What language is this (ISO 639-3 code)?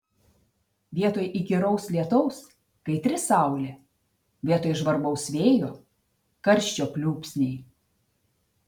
lit